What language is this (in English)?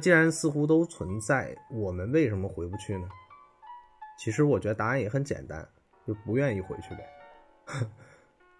Chinese